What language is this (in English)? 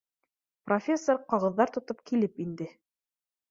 Bashkir